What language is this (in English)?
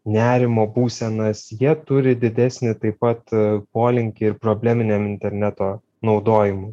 Lithuanian